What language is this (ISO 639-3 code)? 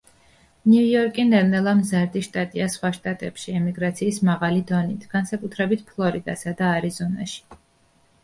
kat